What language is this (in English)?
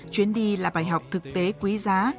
Vietnamese